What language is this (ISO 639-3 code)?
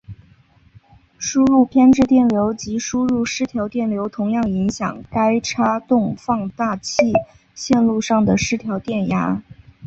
zho